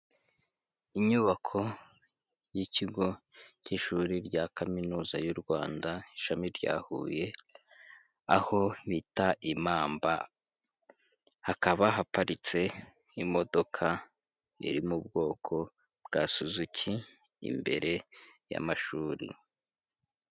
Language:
Kinyarwanda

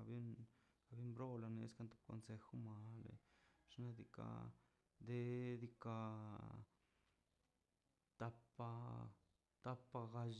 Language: Mazaltepec Zapotec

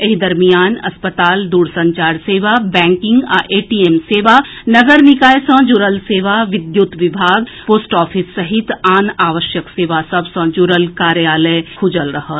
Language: Maithili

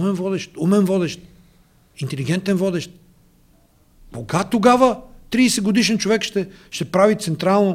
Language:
Bulgarian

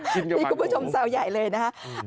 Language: Thai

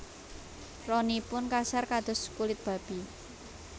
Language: Javanese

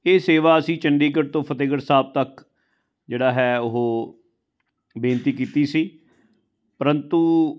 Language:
Punjabi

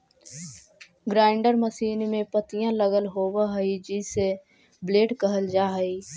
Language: Magahi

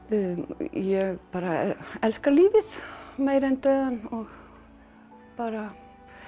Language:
Icelandic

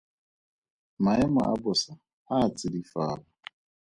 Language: Tswana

